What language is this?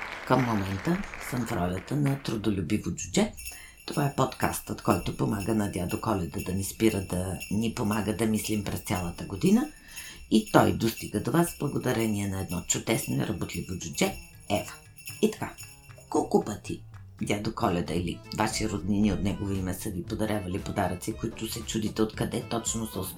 Bulgarian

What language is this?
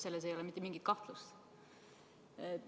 Estonian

